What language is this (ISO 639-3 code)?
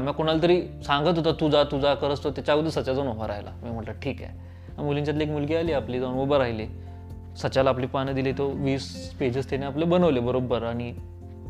mar